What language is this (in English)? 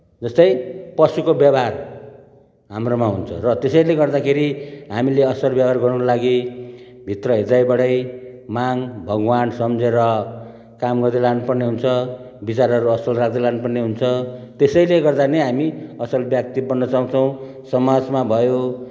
Nepali